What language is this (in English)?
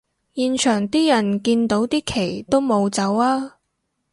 Cantonese